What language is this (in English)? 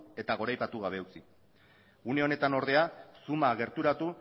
Basque